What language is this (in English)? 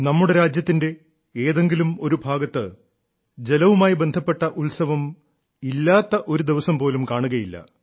Malayalam